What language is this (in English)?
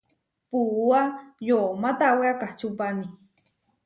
Huarijio